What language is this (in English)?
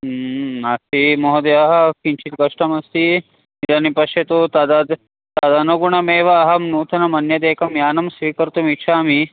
Sanskrit